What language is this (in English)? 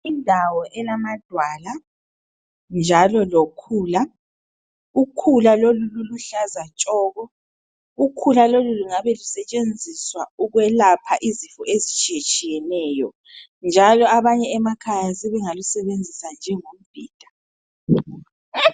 North Ndebele